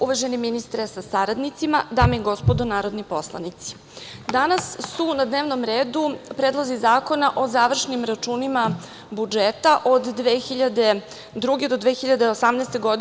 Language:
Serbian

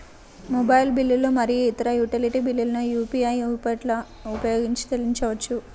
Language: Telugu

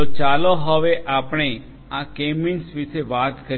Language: Gujarati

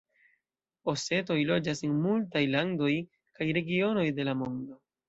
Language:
Esperanto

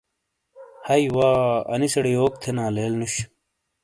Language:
Shina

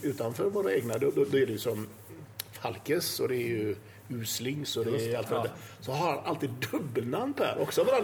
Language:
Swedish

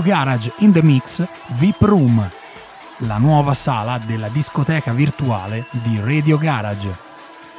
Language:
Italian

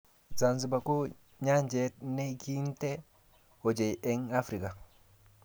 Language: Kalenjin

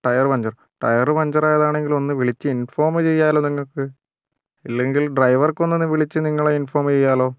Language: Malayalam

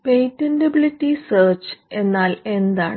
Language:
Malayalam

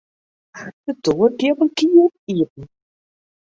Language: Western Frisian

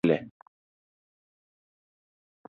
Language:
Luo (Kenya and Tanzania)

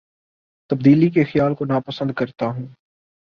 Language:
Urdu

